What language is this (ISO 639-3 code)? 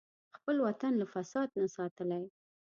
pus